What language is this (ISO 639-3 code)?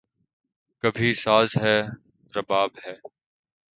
urd